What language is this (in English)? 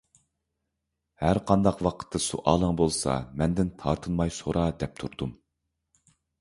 Uyghur